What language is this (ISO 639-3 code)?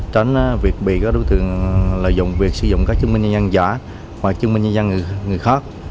vie